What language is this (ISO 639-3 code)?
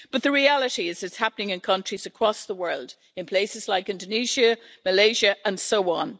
eng